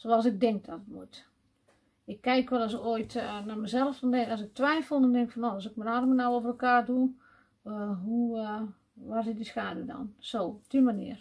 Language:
Dutch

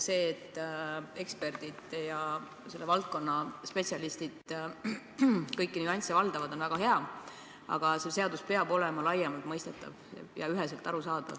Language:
Estonian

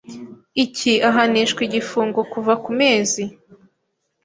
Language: Kinyarwanda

